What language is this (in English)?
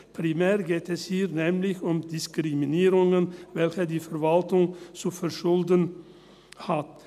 Swiss German